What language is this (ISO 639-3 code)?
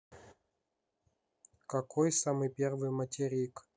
rus